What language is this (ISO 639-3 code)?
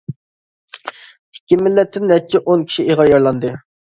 uig